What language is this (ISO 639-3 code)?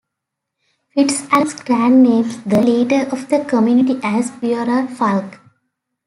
eng